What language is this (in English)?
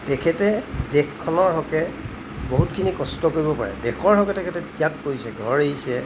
Assamese